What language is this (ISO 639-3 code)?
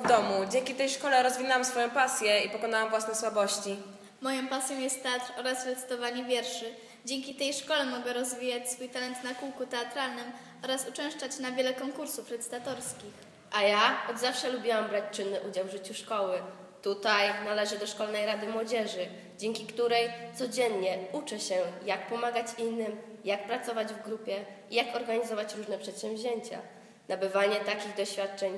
pol